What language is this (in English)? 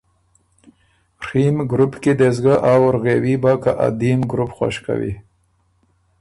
Ormuri